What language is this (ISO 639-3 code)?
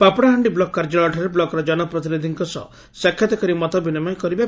ori